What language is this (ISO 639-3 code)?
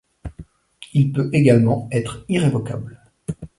fra